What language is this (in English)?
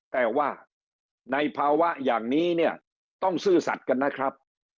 Thai